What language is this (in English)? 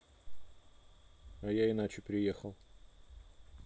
Russian